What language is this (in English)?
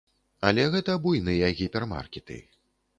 Belarusian